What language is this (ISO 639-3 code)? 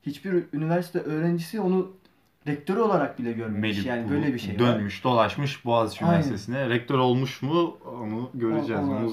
tur